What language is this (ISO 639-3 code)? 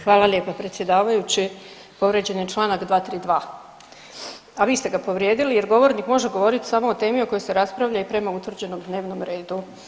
hrv